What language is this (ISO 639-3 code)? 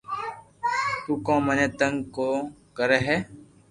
lrk